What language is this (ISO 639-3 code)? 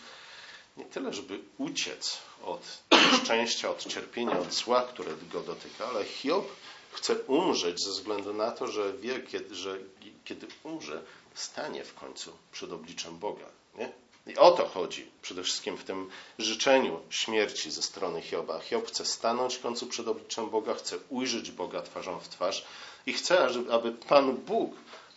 pol